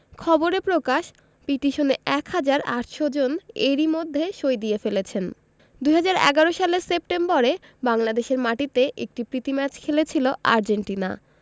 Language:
Bangla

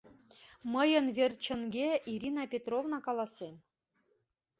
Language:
Mari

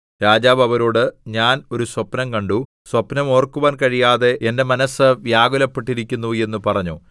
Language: Malayalam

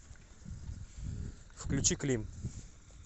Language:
Russian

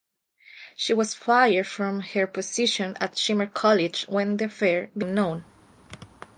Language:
English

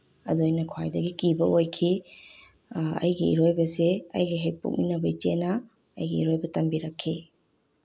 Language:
Manipuri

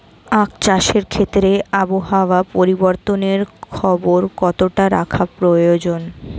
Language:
Bangla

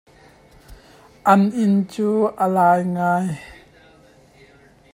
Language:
Hakha Chin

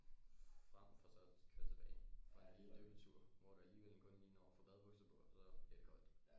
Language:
Danish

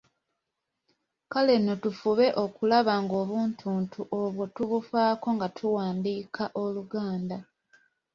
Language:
Ganda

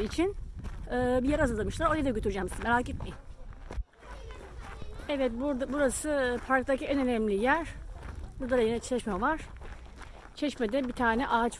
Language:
Turkish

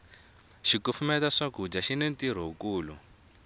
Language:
Tsonga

